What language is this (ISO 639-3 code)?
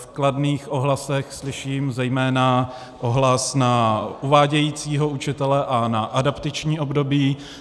ces